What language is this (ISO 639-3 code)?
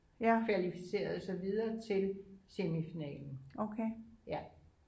dan